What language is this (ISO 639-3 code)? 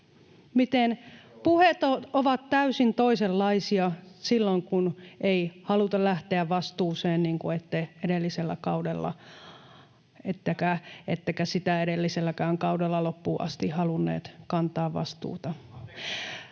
fin